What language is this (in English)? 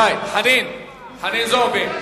Hebrew